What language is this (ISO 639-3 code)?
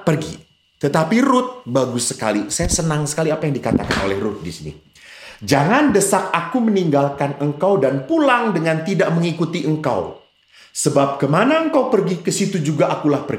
ind